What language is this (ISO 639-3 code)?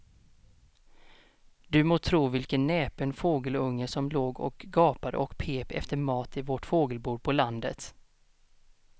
swe